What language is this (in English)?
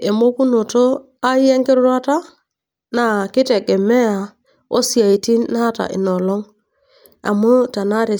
Masai